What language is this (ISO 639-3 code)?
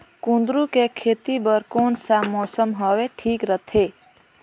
hne